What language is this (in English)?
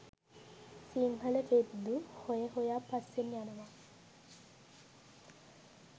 Sinhala